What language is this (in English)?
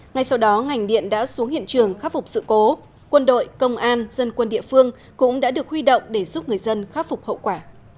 Vietnamese